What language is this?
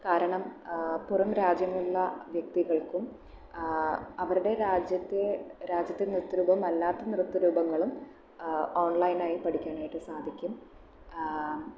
Malayalam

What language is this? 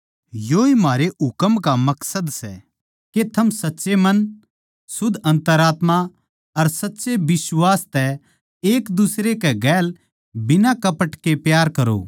Haryanvi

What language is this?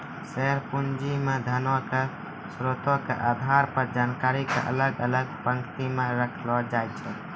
Maithili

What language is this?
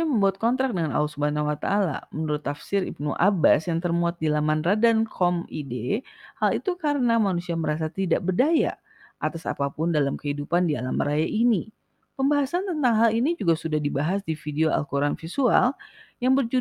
Indonesian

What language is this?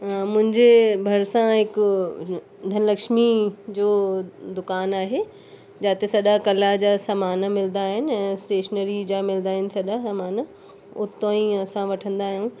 Sindhi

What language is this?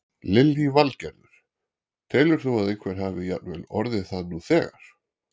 Icelandic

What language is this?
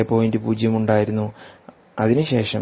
Malayalam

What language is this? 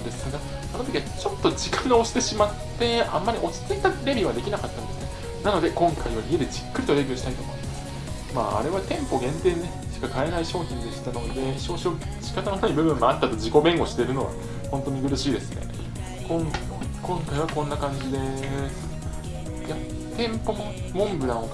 Japanese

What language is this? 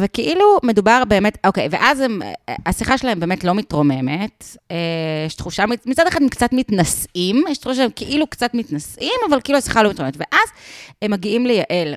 Hebrew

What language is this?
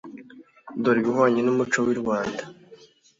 Kinyarwanda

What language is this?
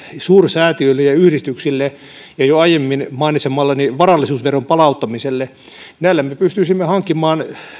Finnish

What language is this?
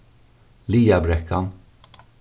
Faroese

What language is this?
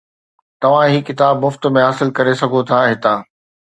Sindhi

